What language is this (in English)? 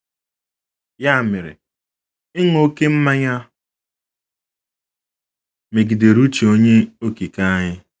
Igbo